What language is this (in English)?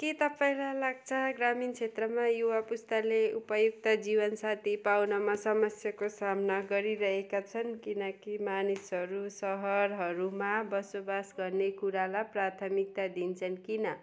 Nepali